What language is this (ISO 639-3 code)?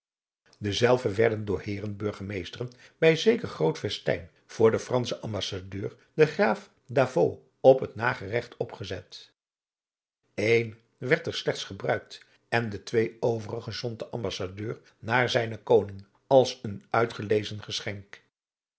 nld